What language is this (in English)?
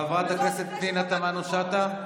Hebrew